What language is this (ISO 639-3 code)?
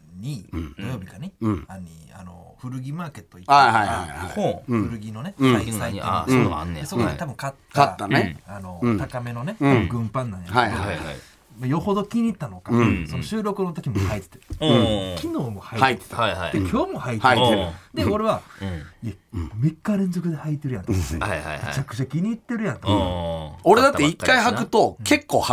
jpn